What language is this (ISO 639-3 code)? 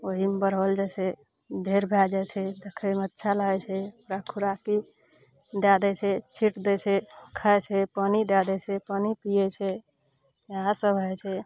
mai